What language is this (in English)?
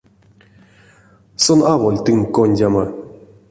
Erzya